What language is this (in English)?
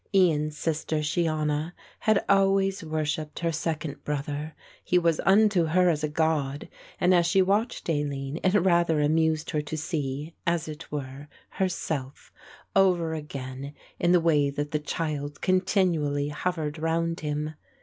English